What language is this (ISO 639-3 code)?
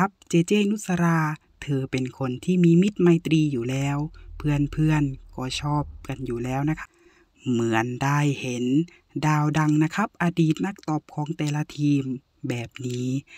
tha